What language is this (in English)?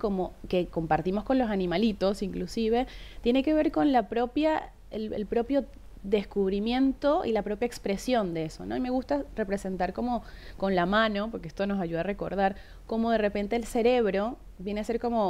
Spanish